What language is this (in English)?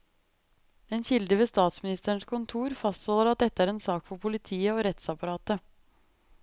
Norwegian